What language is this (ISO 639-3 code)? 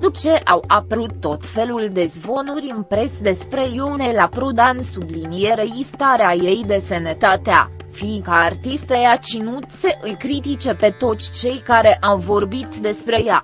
ron